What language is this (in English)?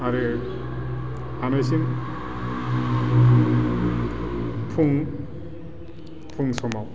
Bodo